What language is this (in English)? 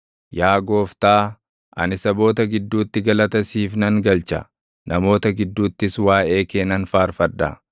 Oromo